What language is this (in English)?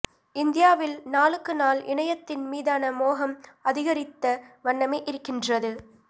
Tamil